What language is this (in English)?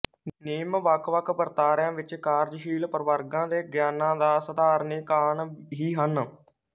Punjabi